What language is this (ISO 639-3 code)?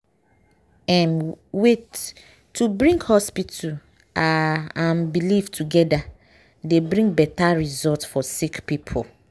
pcm